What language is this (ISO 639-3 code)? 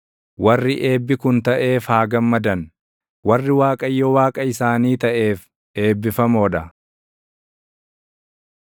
orm